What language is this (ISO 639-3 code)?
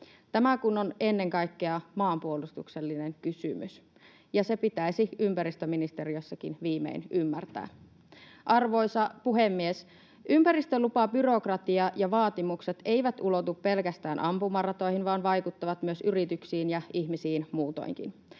fin